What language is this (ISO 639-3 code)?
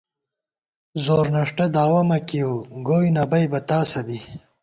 gwt